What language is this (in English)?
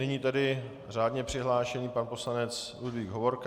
Czech